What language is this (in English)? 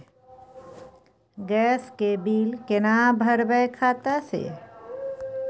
Maithili